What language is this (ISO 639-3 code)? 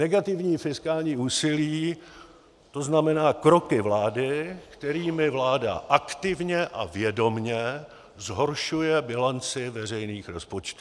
ces